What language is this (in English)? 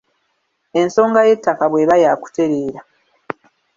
Ganda